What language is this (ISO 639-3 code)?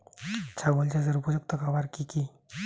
ben